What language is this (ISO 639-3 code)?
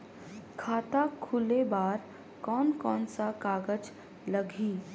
hne